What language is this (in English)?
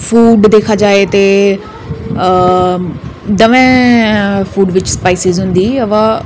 Dogri